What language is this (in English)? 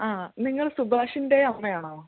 Malayalam